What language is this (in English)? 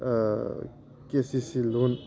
Bodo